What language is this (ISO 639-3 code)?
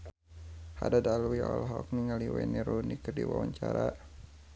sun